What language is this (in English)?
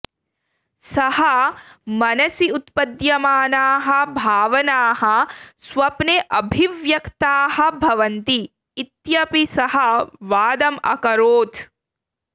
Sanskrit